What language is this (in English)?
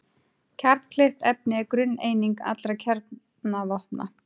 Icelandic